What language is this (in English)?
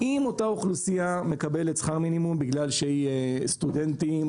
Hebrew